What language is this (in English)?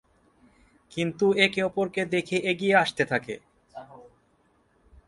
Bangla